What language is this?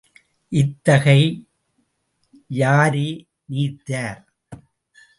Tamil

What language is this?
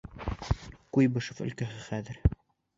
Bashkir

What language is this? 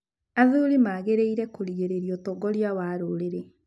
Kikuyu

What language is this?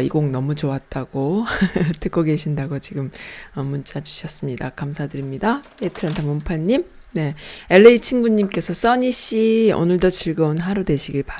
Korean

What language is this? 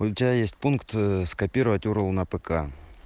Russian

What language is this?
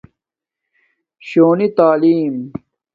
Domaaki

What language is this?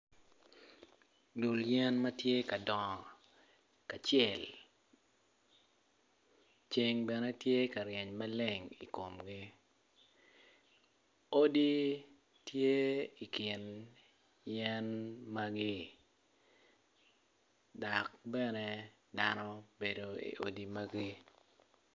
Acoli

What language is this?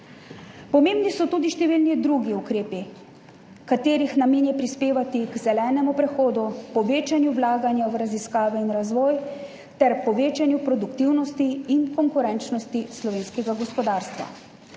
Slovenian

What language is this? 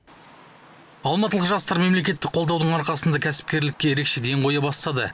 Kazakh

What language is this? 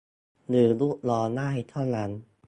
Thai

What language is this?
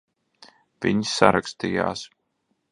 Latvian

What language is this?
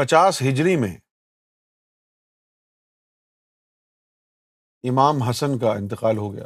Urdu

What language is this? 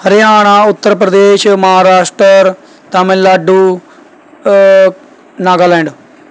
Punjabi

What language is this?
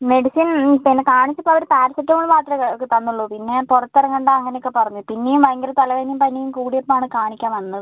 Malayalam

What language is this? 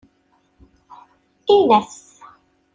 Kabyle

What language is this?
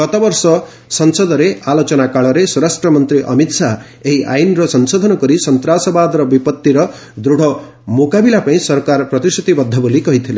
Odia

